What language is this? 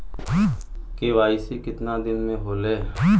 Bhojpuri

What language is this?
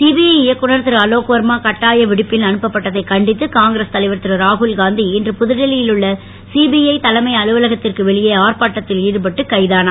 Tamil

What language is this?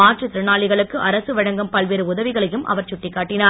Tamil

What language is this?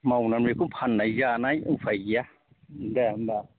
Bodo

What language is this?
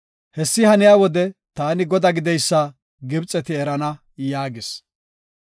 Gofa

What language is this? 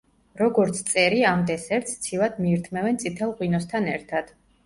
Georgian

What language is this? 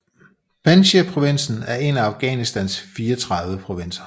Danish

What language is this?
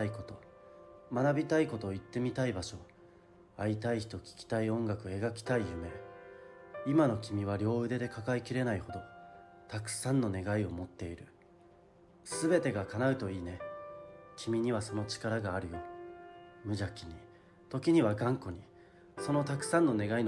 Japanese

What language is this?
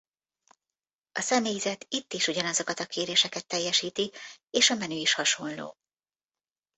Hungarian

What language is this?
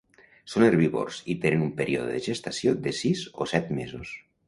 Catalan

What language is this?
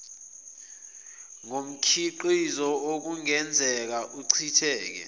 Zulu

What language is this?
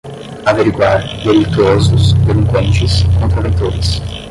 Portuguese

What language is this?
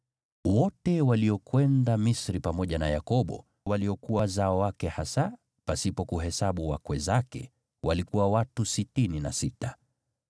Swahili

